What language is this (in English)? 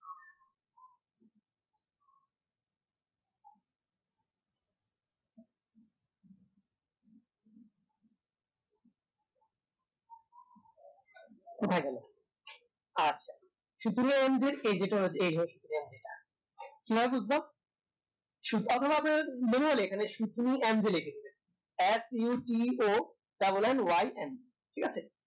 Bangla